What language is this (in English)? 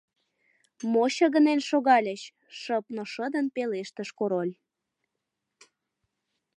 Mari